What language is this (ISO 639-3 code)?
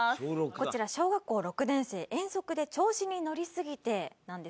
jpn